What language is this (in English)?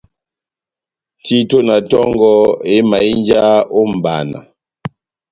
Batanga